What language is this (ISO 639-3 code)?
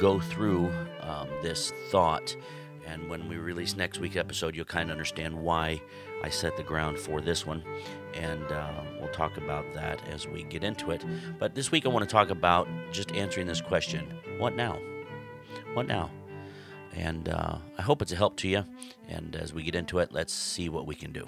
eng